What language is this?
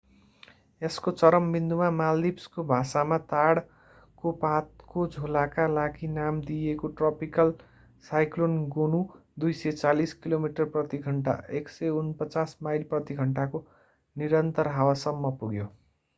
Nepali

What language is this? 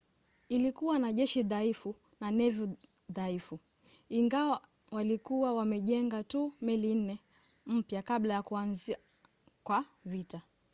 Swahili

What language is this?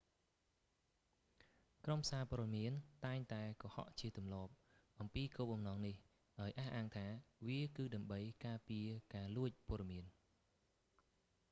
Khmer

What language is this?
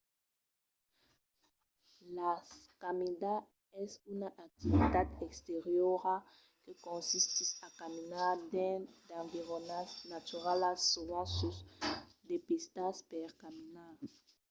Occitan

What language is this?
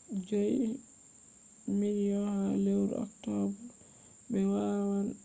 Fula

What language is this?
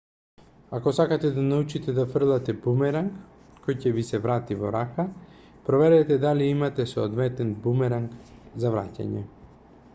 Macedonian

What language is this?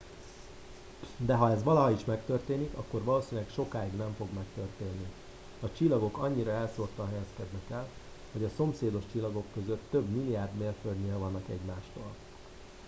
Hungarian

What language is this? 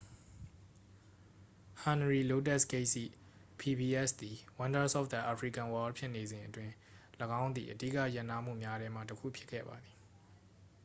Burmese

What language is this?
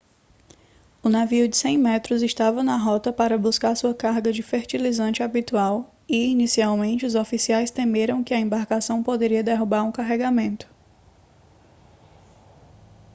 Portuguese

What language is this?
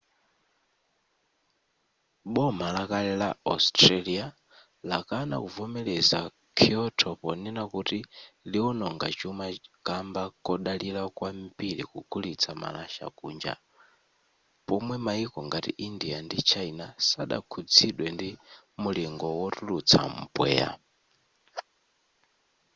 Nyanja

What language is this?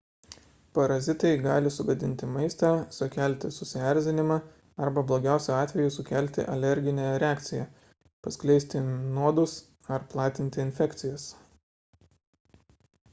Lithuanian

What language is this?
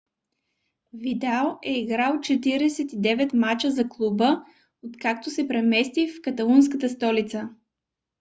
Bulgarian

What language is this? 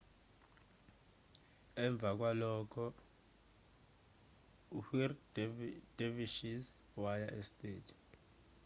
Zulu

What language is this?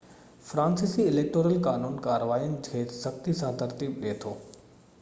Sindhi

